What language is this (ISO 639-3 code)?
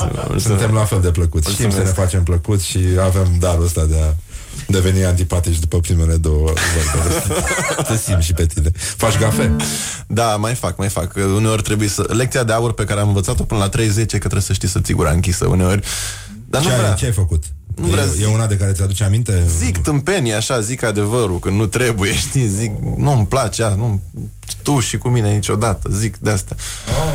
ron